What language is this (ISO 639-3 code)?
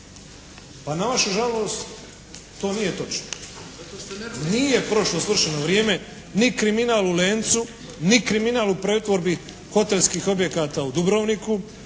hrv